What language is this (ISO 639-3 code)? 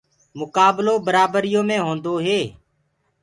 ggg